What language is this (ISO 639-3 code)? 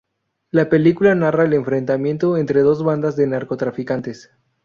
spa